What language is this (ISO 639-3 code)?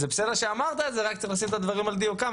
heb